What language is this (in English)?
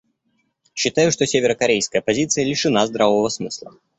Russian